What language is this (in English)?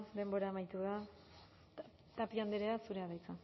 Basque